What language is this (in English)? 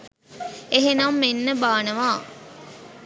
Sinhala